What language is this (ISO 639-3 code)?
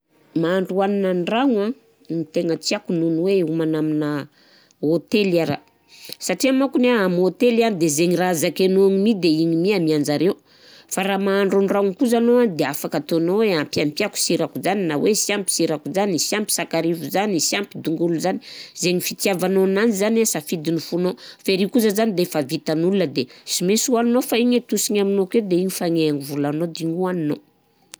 bzc